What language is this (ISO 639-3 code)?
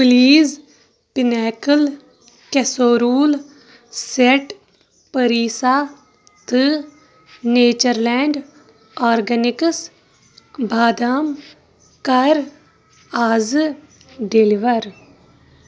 kas